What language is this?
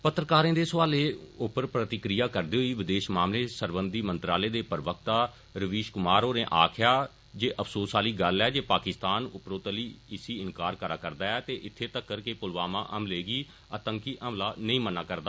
Dogri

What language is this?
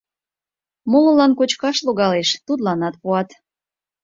Mari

